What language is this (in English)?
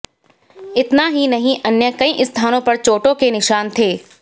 Hindi